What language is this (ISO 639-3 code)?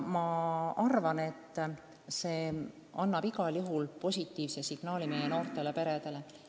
est